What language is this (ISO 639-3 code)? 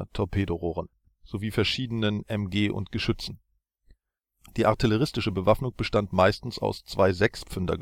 deu